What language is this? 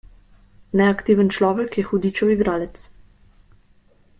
Slovenian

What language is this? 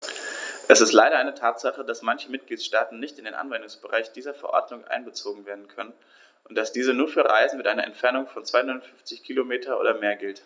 German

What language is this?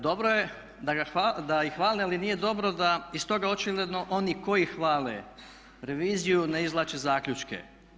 Croatian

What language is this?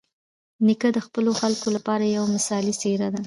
Pashto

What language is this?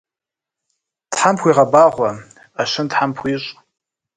Kabardian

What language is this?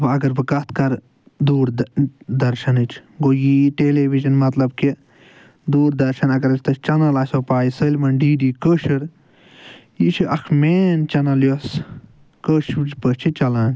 Kashmiri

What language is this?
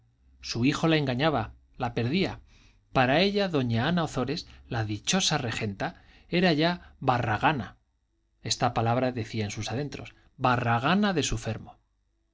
Spanish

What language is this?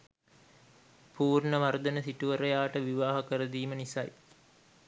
Sinhala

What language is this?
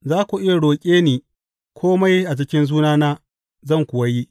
Hausa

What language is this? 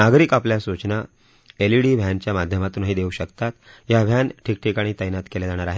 Marathi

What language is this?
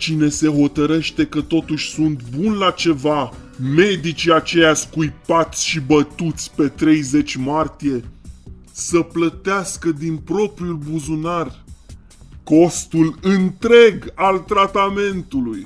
Romanian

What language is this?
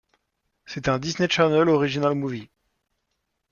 French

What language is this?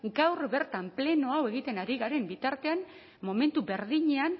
Basque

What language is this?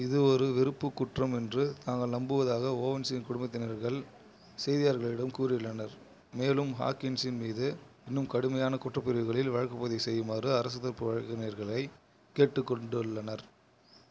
Tamil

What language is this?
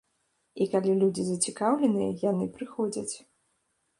Belarusian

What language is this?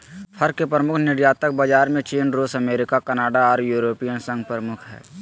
Magahi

